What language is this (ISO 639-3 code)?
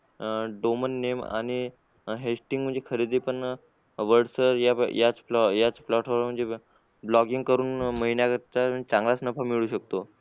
mar